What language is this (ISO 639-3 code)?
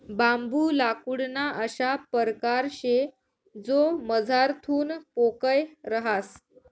mar